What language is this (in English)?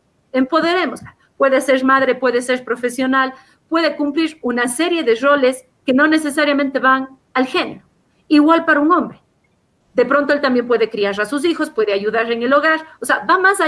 Spanish